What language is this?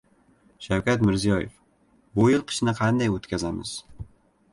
Uzbek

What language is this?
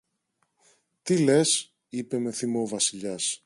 Greek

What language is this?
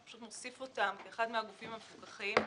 Hebrew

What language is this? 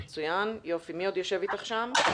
Hebrew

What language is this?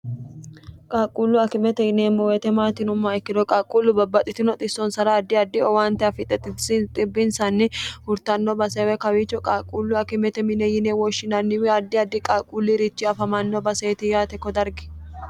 Sidamo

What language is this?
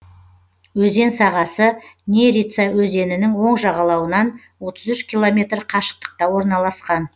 Kazakh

